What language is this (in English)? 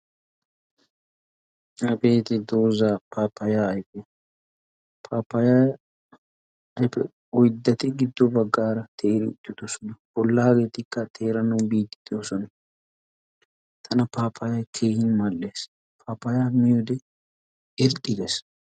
Wolaytta